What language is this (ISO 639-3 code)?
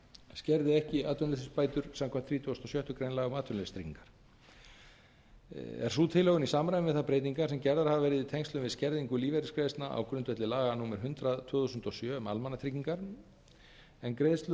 isl